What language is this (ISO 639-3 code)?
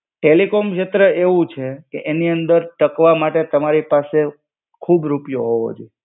guj